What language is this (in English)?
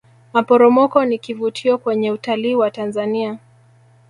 Swahili